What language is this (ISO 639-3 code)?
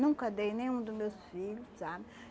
por